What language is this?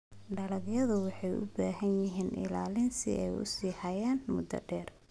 Somali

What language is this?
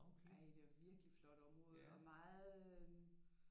Danish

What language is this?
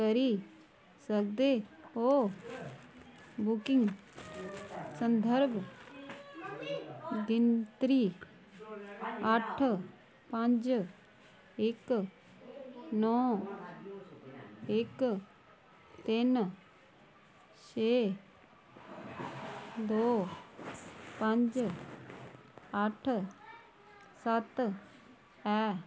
Dogri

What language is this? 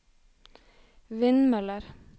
Norwegian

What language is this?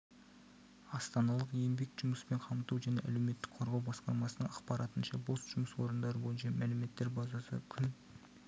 Kazakh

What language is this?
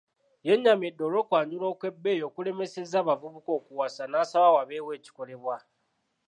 Ganda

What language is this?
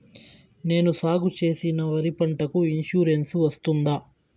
Telugu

